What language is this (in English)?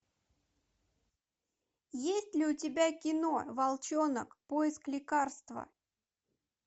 Russian